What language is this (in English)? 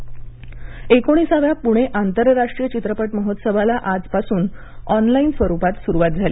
Marathi